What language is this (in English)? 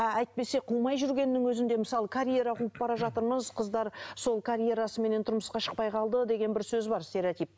Kazakh